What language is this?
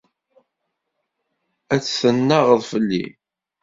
Kabyle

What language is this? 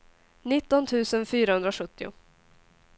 Swedish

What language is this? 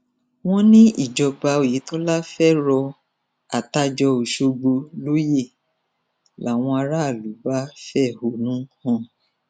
Yoruba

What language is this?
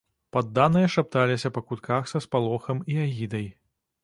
Belarusian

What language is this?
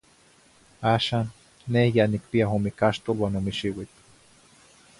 Zacatlán-Ahuacatlán-Tepetzintla Nahuatl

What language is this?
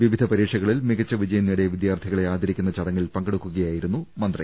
Malayalam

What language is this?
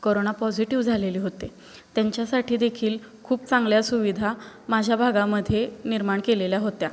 Marathi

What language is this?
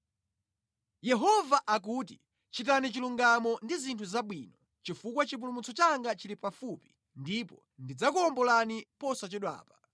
Nyanja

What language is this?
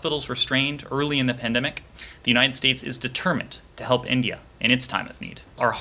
Bulgarian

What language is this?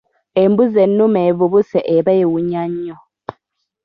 Ganda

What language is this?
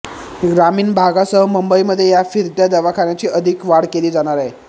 Marathi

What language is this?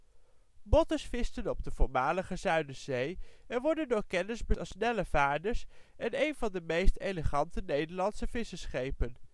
Dutch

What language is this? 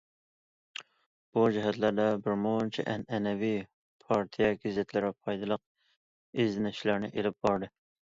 Uyghur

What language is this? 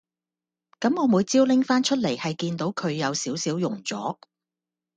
Cantonese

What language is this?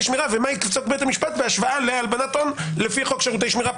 Hebrew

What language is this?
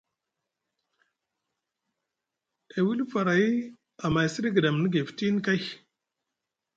Musgu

